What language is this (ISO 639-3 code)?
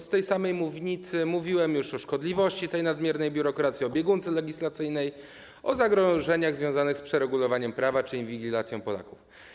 pol